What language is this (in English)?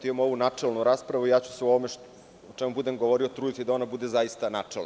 Serbian